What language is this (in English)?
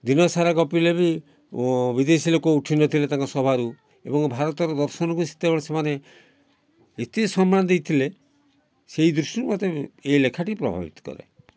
Odia